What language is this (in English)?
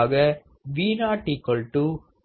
Tamil